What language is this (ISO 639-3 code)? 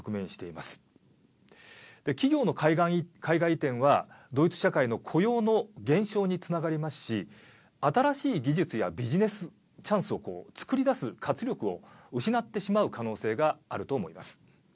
jpn